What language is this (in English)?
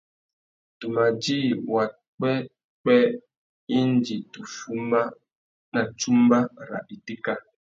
Tuki